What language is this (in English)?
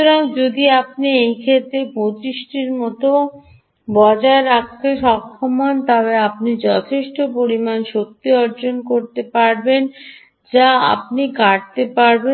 Bangla